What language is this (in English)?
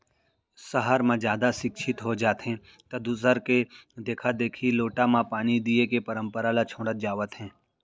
Chhattisgarhi